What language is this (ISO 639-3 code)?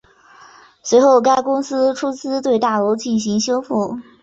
zho